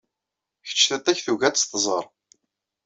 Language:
Kabyle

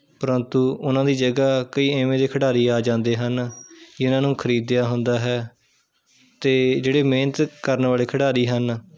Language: Punjabi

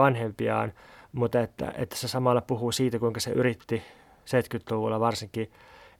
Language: Finnish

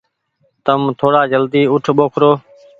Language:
Goaria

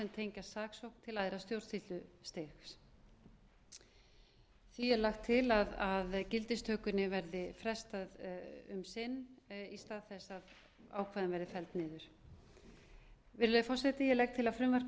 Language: Icelandic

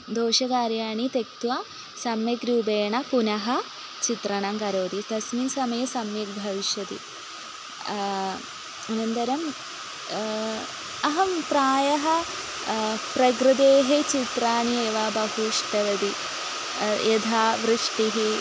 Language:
Sanskrit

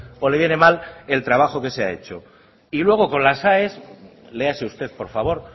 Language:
Spanish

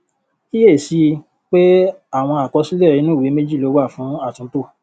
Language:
Yoruba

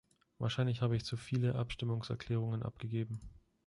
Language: German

